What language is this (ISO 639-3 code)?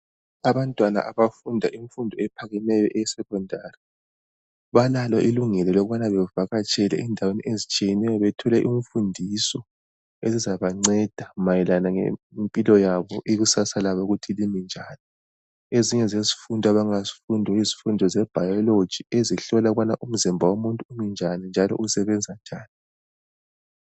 nde